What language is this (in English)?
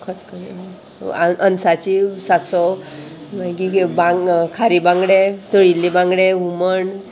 Konkani